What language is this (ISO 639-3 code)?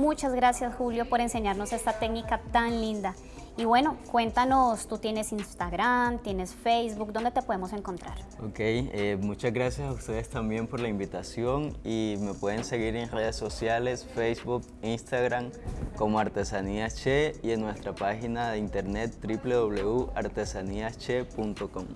spa